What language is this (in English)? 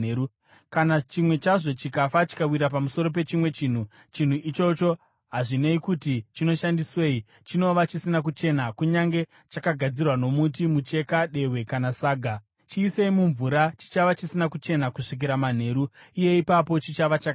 Shona